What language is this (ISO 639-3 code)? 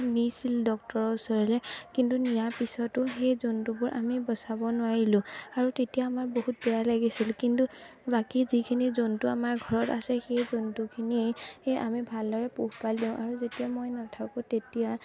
asm